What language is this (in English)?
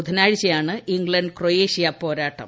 Malayalam